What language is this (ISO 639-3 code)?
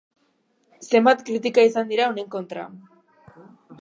eus